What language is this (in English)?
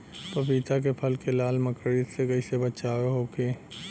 Bhojpuri